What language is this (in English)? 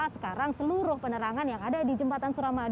Indonesian